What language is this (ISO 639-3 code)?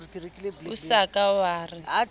sot